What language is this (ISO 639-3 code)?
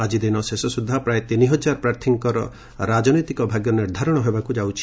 ori